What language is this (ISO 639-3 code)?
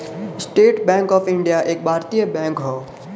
bho